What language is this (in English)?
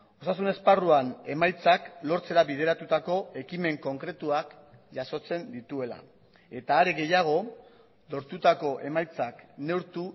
Basque